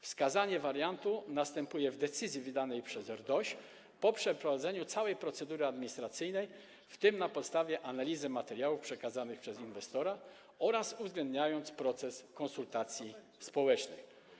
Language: Polish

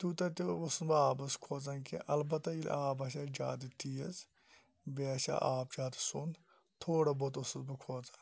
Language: Kashmiri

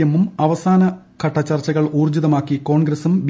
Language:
Malayalam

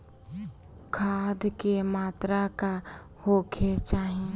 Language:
Bhojpuri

